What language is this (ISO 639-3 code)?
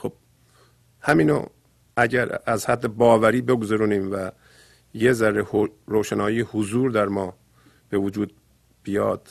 fas